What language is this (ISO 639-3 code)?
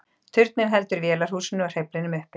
isl